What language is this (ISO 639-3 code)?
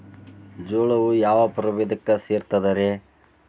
kan